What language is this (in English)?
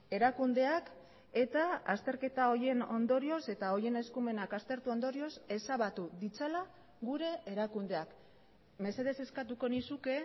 Basque